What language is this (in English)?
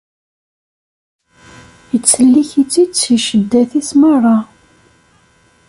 Kabyle